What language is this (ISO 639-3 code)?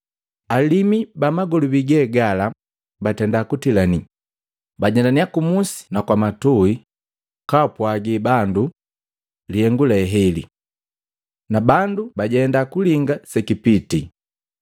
mgv